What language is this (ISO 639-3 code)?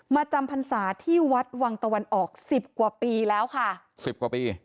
tha